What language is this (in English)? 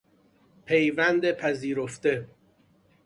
Persian